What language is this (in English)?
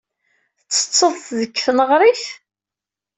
Kabyle